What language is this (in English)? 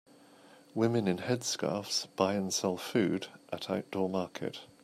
English